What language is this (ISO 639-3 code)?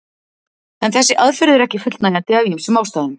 isl